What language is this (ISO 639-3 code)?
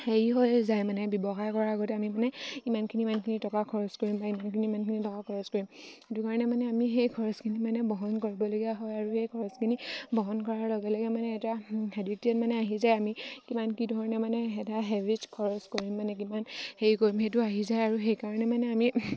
asm